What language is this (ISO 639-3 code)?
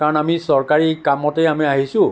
asm